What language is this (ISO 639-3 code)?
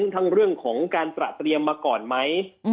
tha